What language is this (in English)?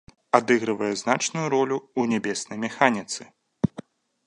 Belarusian